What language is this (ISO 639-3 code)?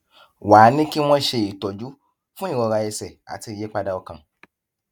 yor